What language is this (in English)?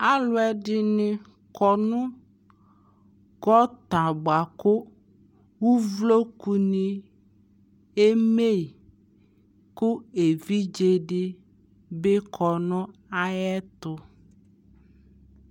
Ikposo